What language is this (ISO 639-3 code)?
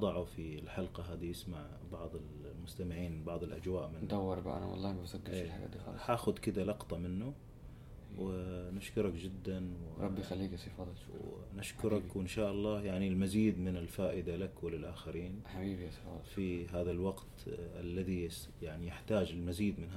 ara